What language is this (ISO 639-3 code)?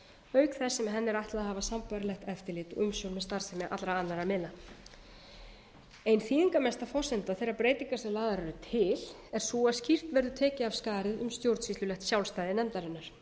isl